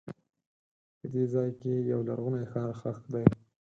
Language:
Pashto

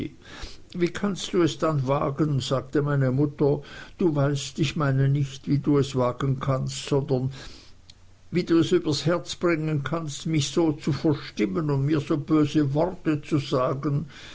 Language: German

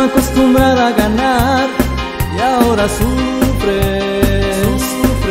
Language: Romanian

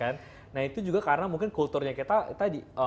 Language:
Indonesian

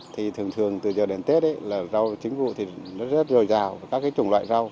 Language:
Vietnamese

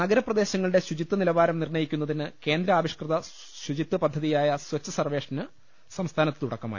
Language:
Malayalam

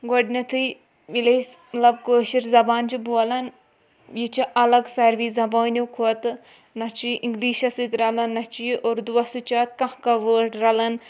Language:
Kashmiri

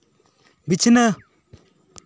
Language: Santali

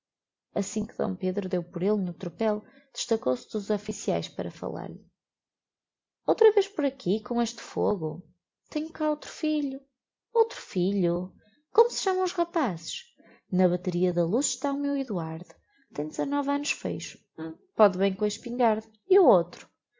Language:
Portuguese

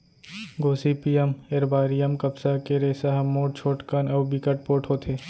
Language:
Chhattisgarhi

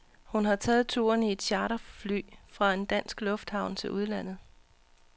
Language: Danish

